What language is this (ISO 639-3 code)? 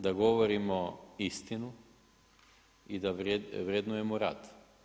hrv